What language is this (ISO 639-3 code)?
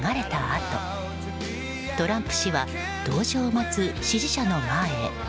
jpn